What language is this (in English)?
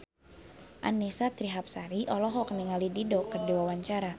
Sundanese